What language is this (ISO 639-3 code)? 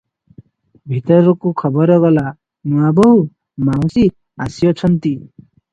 ori